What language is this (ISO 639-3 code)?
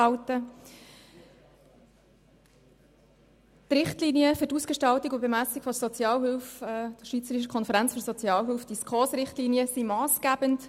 gsw